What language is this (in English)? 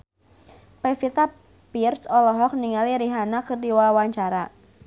Sundanese